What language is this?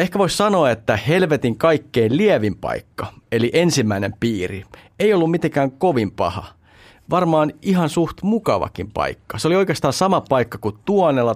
Finnish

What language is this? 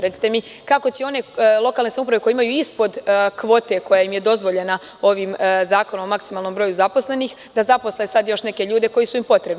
Serbian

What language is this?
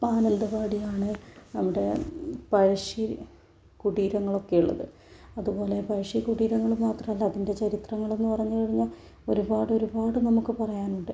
Malayalam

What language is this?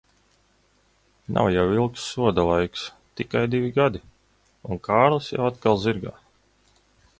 Latvian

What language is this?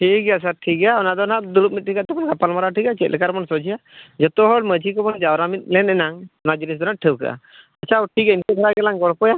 Santali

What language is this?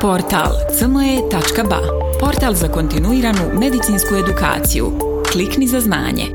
Croatian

